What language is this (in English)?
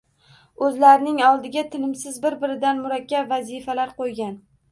Uzbek